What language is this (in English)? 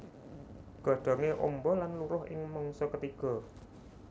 Javanese